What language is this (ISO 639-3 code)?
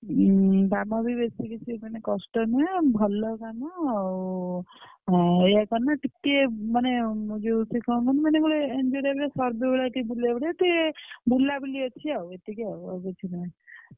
ori